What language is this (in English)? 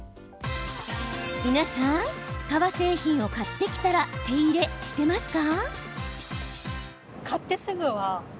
Japanese